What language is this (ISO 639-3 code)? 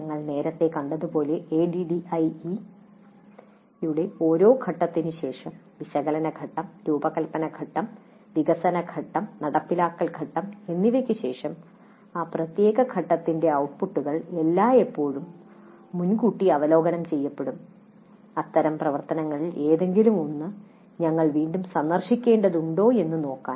mal